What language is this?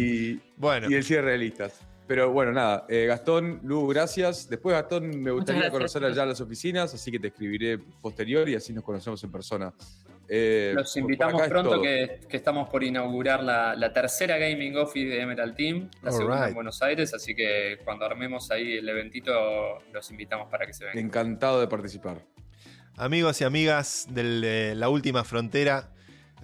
Spanish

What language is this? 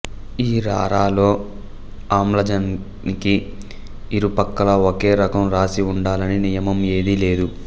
Telugu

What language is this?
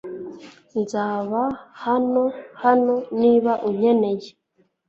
Kinyarwanda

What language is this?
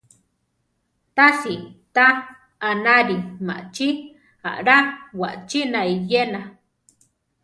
Central Tarahumara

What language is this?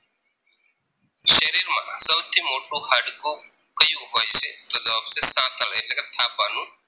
Gujarati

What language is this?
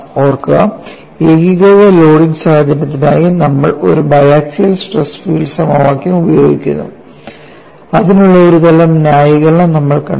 Malayalam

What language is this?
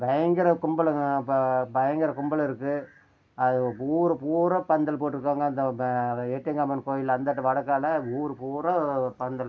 Tamil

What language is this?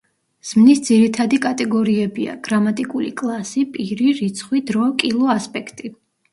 Georgian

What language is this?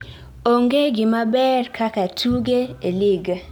Luo (Kenya and Tanzania)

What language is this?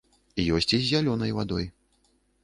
Belarusian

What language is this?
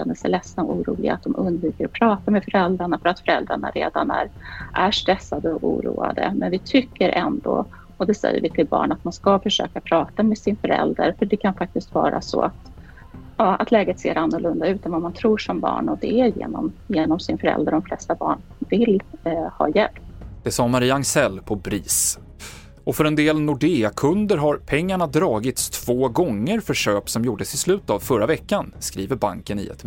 Swedish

